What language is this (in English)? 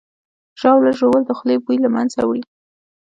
Pashto